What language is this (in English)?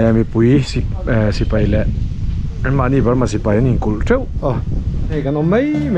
Thai